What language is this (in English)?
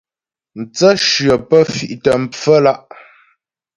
Ghomala